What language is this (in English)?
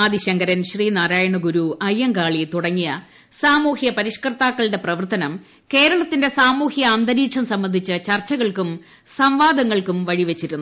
Malayalam